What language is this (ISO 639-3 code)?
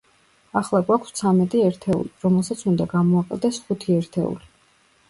kat